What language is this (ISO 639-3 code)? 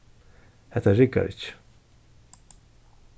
fao